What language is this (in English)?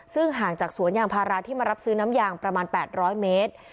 Thai